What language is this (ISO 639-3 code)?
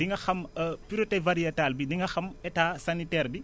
wol